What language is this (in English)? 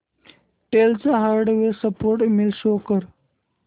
Marathi